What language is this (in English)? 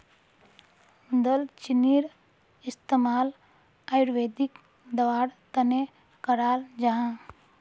Magahi